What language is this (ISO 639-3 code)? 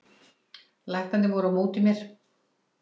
isl